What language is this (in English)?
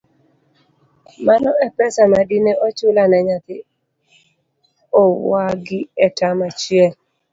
Luo (Kenya and Tanzania)